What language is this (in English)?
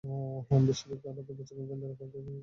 Bangla